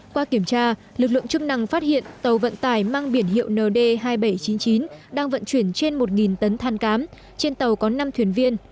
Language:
Vietnamese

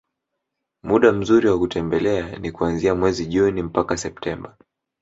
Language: Swahili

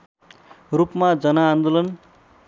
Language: Nepali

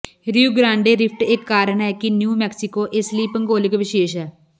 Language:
Punjabi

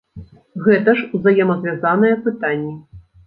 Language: Belarusian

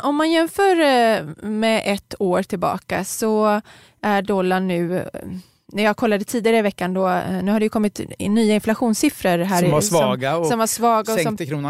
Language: Swedish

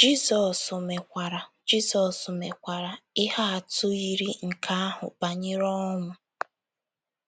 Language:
Igbo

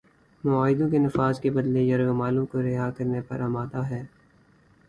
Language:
Urdu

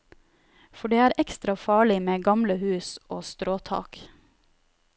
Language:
Norwegian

